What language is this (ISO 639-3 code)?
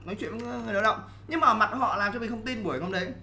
vie